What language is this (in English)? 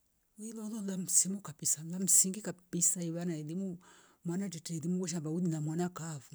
Rombo